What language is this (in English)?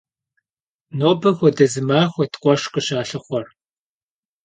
Kabardian